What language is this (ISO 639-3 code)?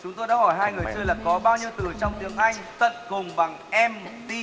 vie